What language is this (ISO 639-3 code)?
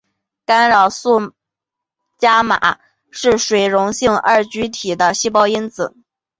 zho